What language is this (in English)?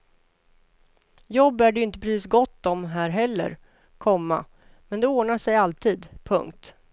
Swedish